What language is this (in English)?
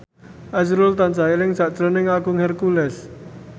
Javanese